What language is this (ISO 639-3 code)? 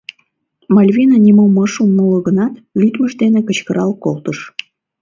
chm